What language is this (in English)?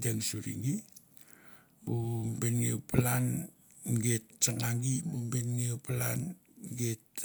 Mandara